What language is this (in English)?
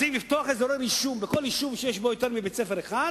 Hebrew